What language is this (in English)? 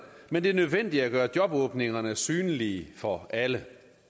Danish